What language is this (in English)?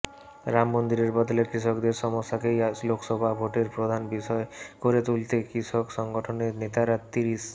Bangla